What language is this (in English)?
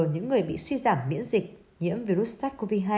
Vietnamese